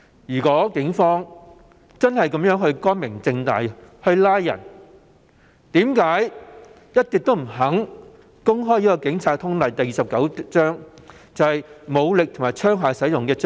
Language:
Cantonese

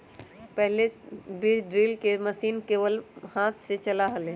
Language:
Magahi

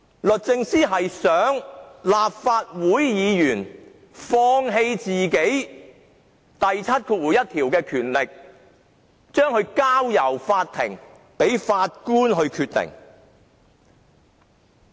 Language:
Cantonese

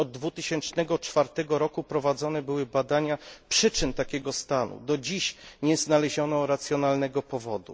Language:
Polish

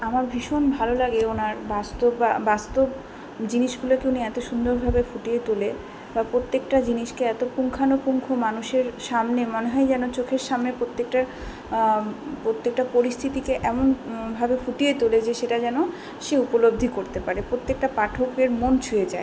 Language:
Bangla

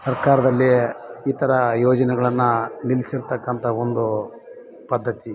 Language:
Kannada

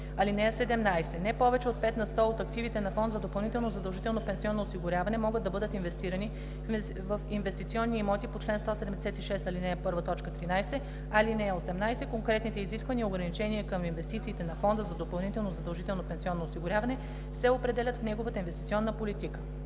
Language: Bulgarian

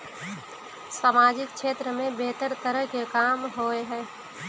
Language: Magahi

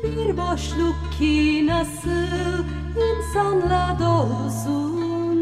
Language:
Turkish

